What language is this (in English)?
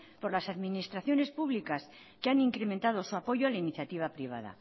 Spanish